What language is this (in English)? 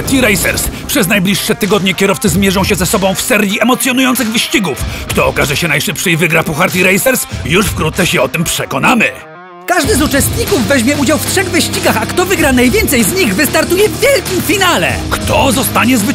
Polish